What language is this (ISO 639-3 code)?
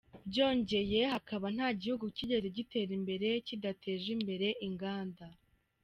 kin